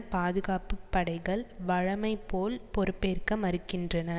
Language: Tamil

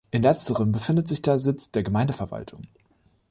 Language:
German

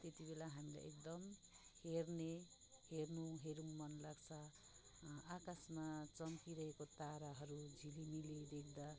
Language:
Nepali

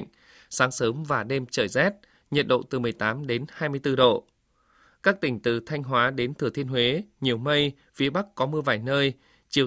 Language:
Vietnamese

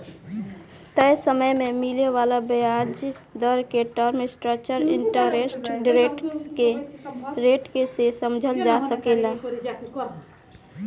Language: Bhojpuri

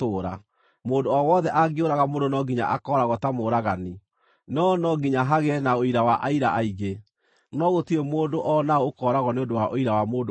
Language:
Kikuyu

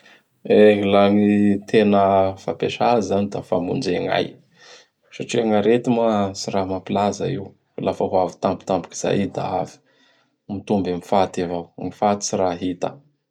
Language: Bara Malagasy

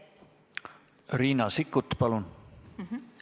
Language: Estonian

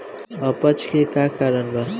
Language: Bhojpuri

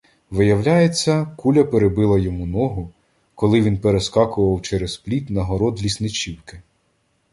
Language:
Ukrainian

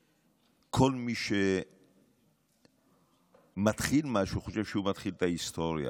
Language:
Hebrew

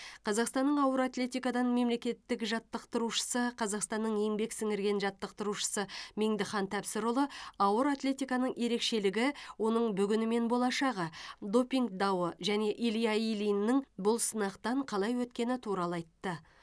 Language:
Kazakh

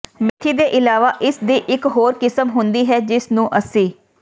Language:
Punjabi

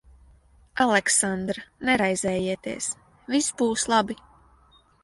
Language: Latvian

